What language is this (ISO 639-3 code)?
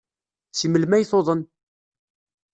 kab